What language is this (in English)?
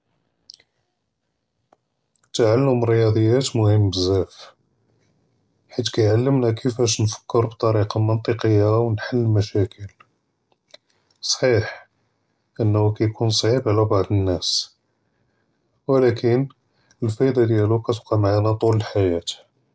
Judeo-Arabic